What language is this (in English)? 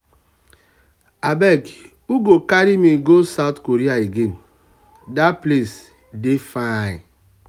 Nigerian Pidgin